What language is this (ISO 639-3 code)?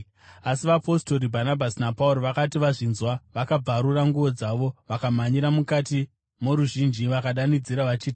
sna